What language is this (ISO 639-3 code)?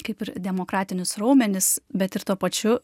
lit